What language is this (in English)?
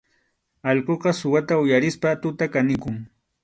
Arequipa-La Unión Quechua